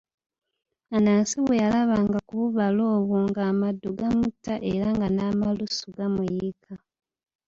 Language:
Ganda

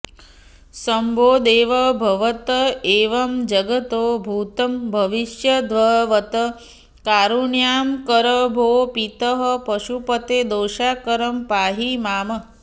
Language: Sanskrit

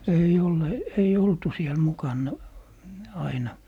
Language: Finnish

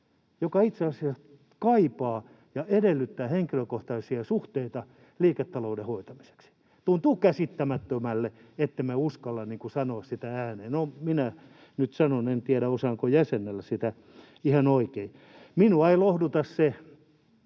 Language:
Finnish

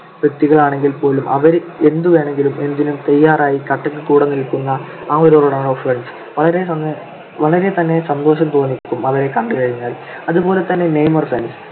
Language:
Malayalam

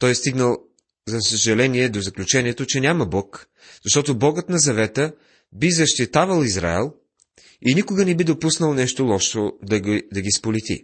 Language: Bulgarian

